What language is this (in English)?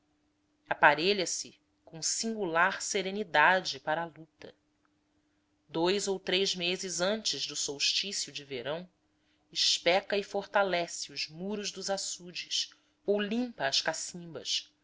Portuguese